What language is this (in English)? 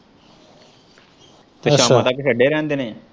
Punjabi